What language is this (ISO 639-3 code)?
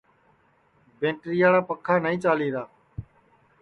ssi